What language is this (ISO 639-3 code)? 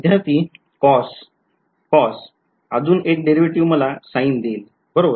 mar